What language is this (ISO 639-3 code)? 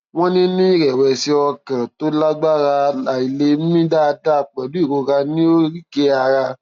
yor